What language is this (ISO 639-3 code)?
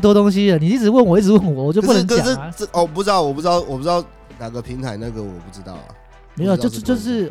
zho